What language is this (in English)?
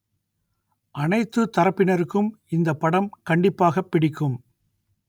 Tamil